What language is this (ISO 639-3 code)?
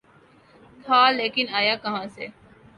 urd